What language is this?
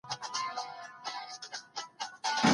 Pashto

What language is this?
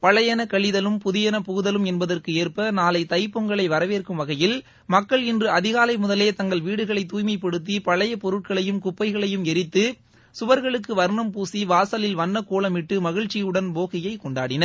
Tamil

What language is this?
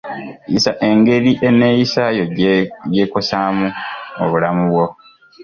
Ganda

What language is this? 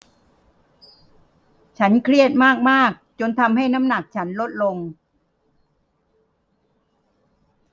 Thai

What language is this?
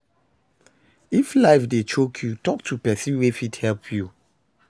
Nigerian Pidgin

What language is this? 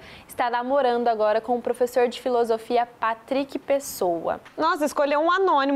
Portuguese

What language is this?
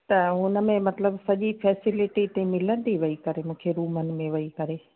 Sindhi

